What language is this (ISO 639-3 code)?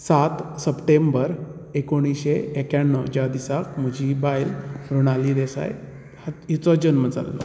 kok